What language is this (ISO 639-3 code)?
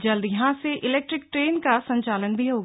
hin